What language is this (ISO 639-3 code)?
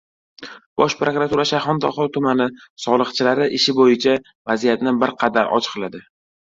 uzb